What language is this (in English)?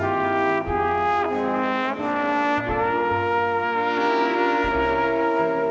Thai